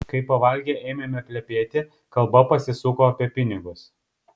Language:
Lithuanian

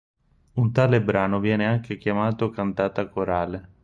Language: Italian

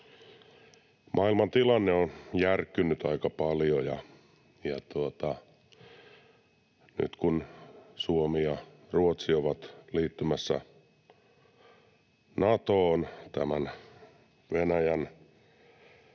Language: Finnish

